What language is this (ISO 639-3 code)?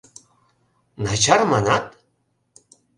chm